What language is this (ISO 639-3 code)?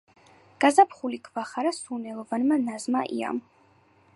kat